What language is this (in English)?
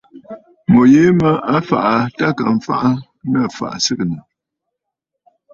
Bafut